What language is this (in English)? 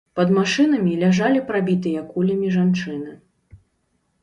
Belarusian